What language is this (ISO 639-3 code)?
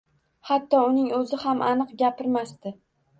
uzb